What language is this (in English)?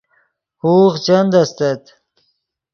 Yidgha